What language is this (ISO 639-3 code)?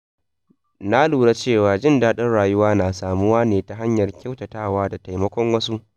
hau